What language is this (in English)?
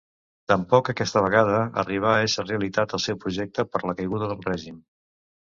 Catalan